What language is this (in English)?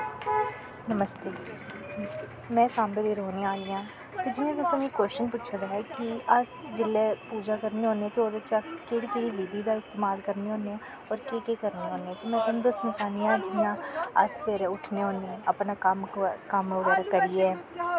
Dogri